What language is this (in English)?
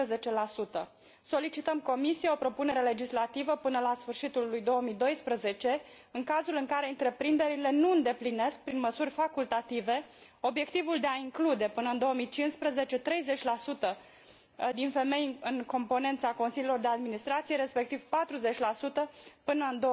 Romanian